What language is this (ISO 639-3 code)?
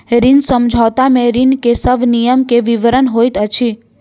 mai